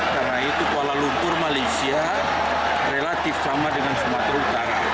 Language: Indonesian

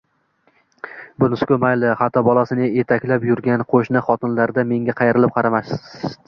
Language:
Uzbek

